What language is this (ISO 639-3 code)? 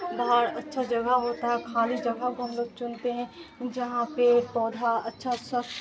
urd